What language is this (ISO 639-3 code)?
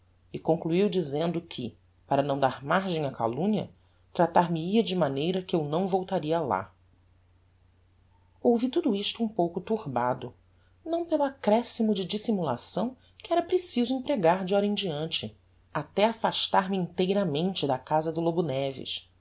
por